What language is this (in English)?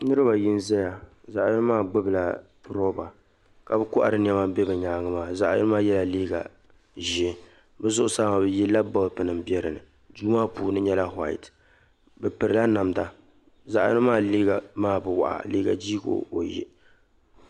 Dagbani